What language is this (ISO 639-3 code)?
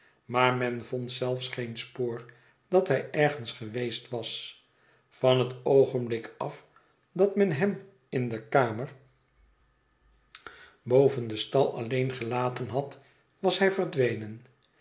nld